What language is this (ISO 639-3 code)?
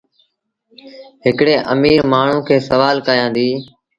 sbn